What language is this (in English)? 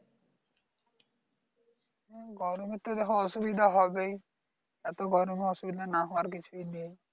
Bangla